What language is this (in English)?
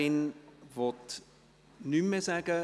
Swiss German